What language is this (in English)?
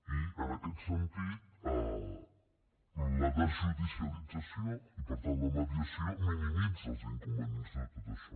Catalan